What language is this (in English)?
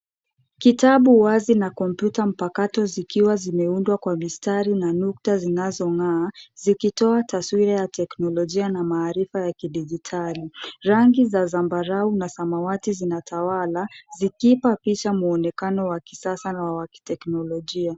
Swahili